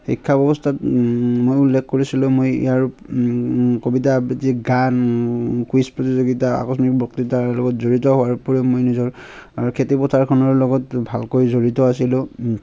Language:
Assamese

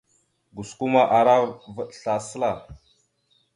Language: Mada (Cameroon)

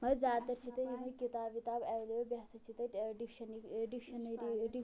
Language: Kashmiri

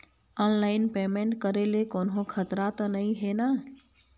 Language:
Chhattisgarhi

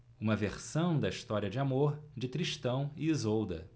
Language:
Portuguese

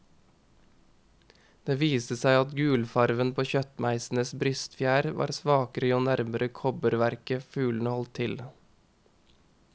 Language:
Norwegian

